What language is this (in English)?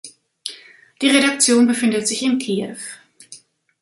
German